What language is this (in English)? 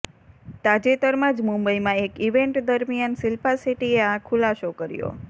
Gujarati